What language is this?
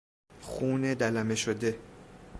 Persian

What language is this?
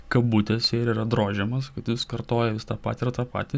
Lithuanian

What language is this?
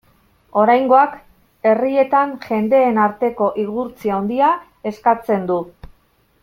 Basque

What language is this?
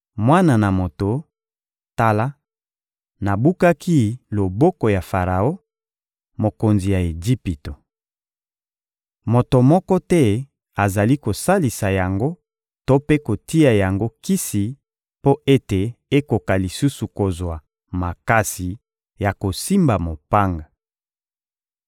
Lingala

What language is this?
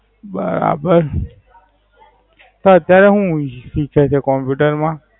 Gujarati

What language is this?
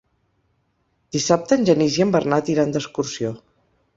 Catalan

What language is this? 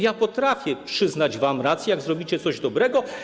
Polish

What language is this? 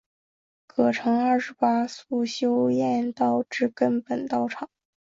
Chinese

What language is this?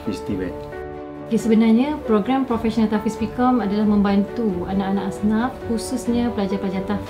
Malay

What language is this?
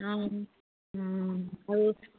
Assamese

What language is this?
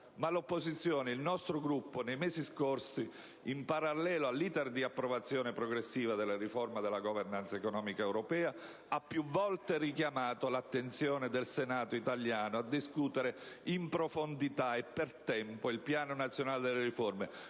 Italian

